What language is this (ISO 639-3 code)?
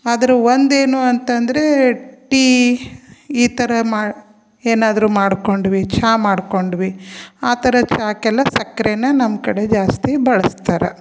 kan